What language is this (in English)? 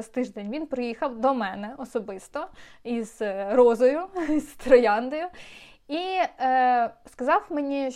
Ukrainian